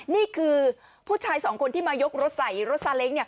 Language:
Thai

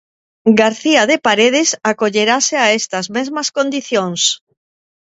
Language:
Galician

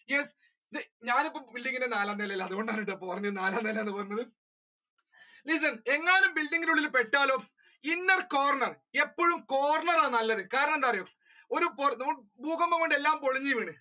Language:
Malayalam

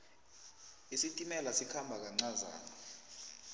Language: South Ndebele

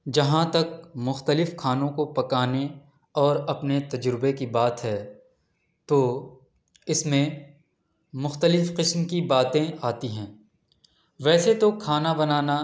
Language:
Urdu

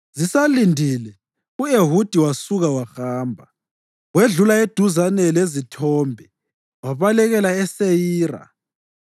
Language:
North Ndebele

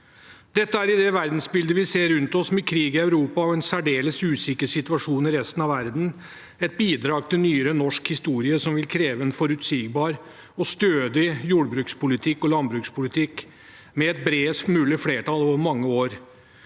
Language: Norwegian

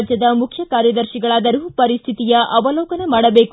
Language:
Kannada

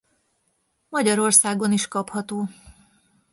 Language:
Hungarian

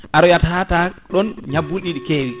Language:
Fula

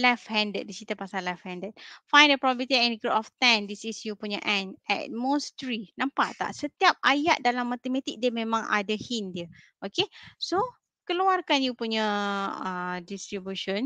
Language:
Malay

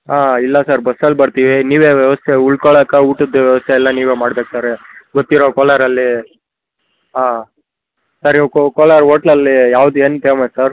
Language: Kannada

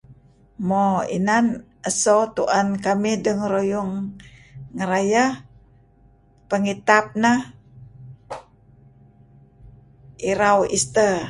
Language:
Kelabit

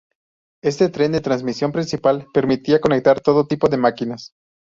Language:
Spanish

